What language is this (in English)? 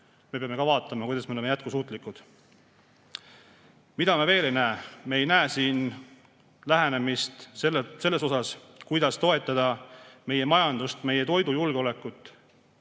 Estonian